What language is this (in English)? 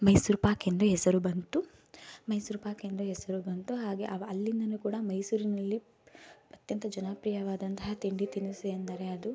Kannada